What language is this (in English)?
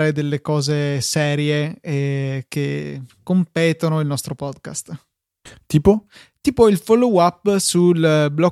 Italian